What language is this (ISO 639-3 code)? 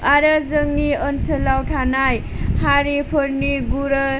brx